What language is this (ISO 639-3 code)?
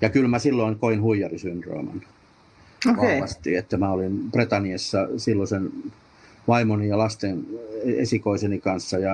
fin